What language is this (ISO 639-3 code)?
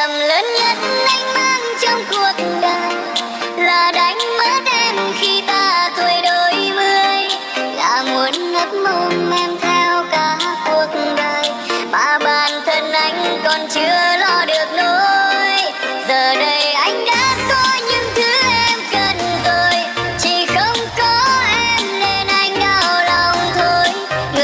vie